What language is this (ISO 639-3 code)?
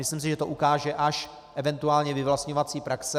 ces